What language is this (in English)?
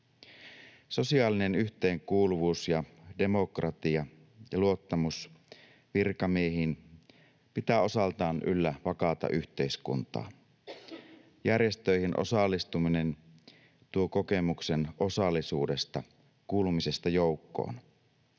Finnish